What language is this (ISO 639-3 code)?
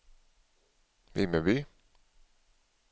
swe